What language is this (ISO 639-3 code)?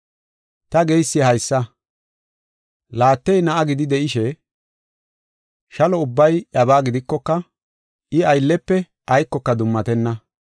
gof